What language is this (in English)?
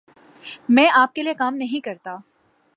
Urdu